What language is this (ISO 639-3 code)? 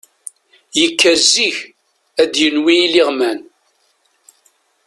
kab